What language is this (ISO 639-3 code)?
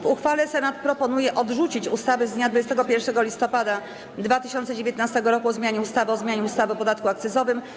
pol